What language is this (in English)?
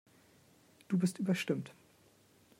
German